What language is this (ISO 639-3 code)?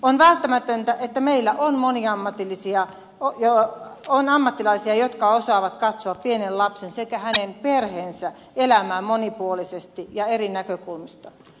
fin